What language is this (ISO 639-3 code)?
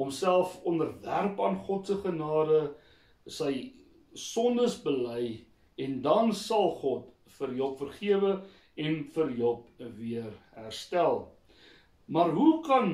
nld